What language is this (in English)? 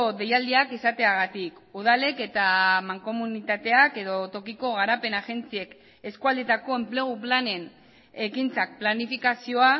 Basque